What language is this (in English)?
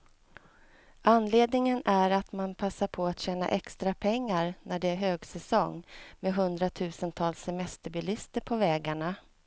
Swedish